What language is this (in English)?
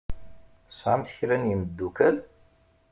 Kabyle